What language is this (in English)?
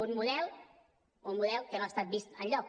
Catalan